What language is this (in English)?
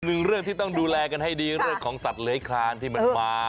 Thai